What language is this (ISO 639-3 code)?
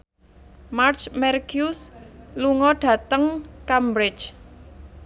jav